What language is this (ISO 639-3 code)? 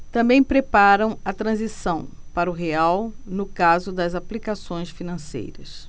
por